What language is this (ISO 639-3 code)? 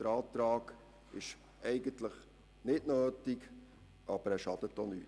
gsw